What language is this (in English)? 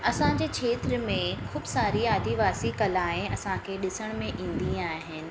Sindhi